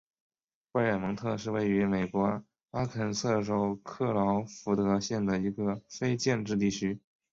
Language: Chinese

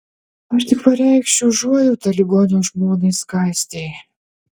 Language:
Lithuanian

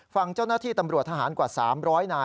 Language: Thai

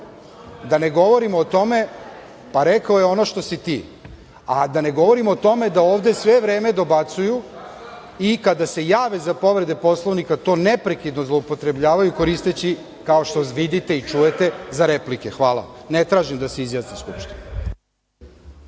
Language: Serbian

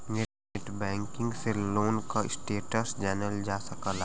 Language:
Bhojpuri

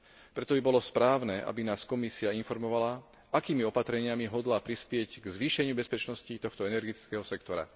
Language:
Slovak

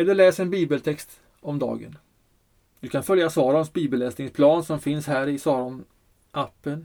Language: Swedish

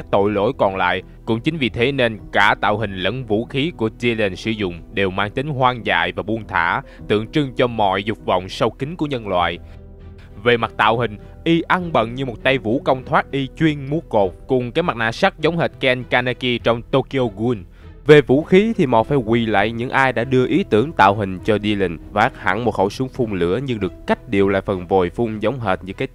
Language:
Vietnamese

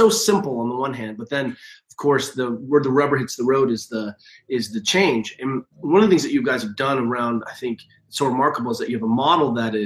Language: English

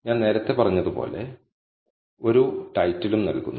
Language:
Malayalam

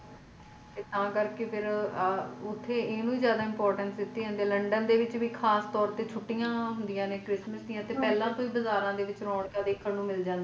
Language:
Punjabi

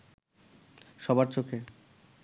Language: Bangla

